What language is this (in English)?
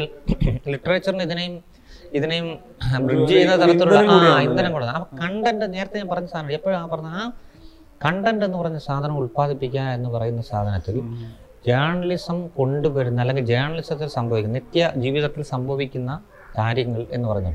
Malayalam